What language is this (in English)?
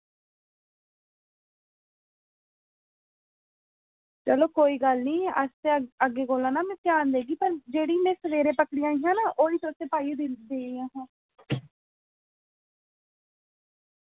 Dogri